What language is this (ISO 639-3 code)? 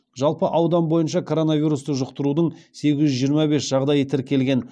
kaz